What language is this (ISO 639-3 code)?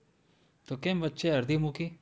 guj